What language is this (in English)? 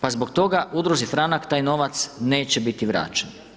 Croatian